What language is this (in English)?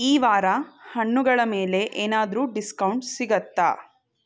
Kannada